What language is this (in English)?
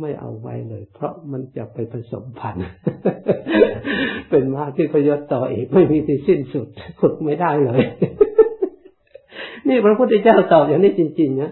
Thai